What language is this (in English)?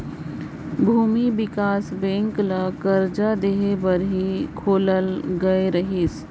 Chhattisgarhi